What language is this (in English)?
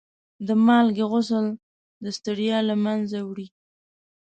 Pashto